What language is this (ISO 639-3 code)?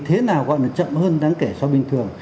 vie